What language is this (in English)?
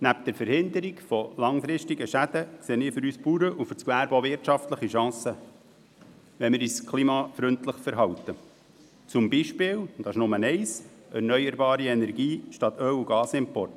Swiss German